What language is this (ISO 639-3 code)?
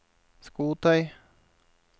nor